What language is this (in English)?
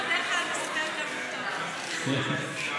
Hebrew